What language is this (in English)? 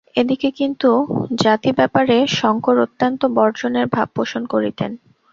Bangla